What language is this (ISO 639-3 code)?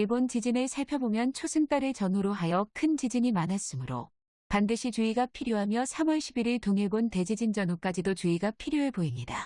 kor